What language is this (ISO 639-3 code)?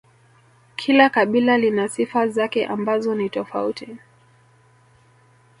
swa